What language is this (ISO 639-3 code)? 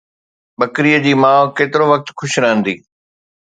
snd